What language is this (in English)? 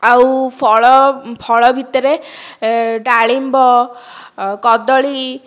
Odia